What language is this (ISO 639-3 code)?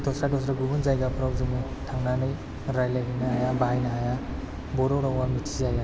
brx